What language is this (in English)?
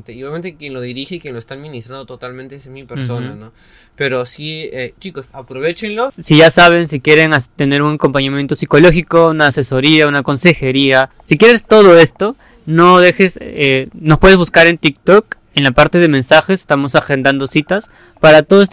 Spanish